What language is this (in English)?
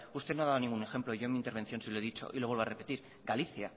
Spanish